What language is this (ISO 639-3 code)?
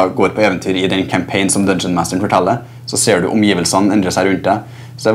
nor